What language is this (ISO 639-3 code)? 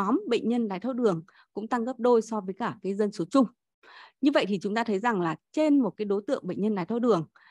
vie